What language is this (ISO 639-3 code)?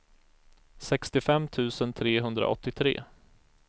swe